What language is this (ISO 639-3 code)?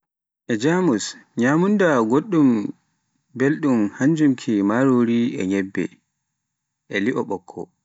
fuf